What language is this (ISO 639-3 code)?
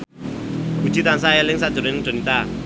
jav